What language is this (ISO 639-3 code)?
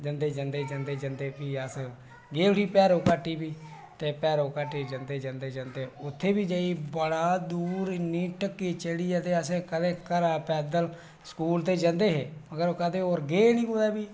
doi